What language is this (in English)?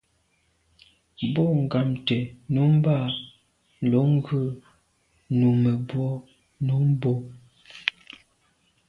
Medumba